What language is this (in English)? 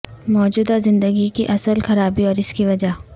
Urdu